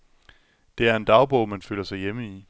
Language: Danish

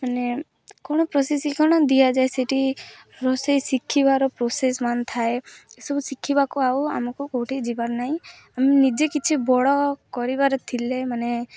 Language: Odia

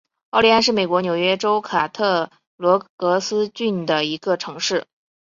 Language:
Chinese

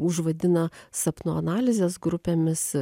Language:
Lithuanian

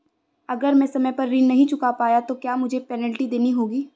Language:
Hindi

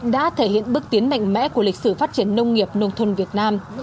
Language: Vietnamese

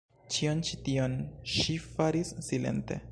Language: Esperanto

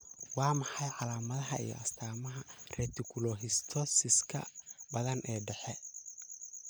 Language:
Somali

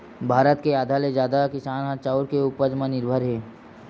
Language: Chhattisgarhi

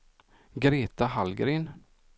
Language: Swedish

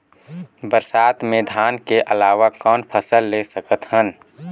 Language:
Chhattisgarhi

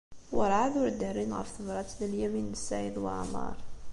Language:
Kabyle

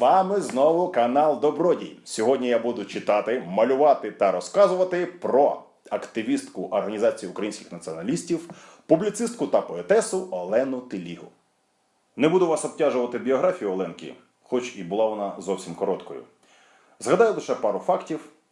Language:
Ukrainian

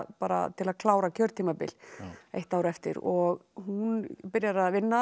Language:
Icelandic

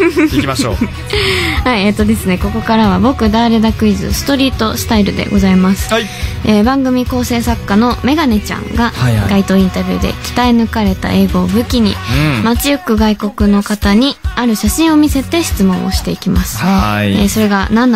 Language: Japanese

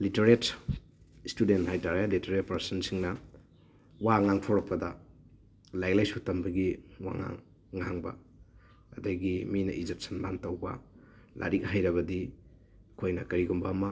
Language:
Manipuri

